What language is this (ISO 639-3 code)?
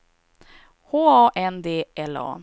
swe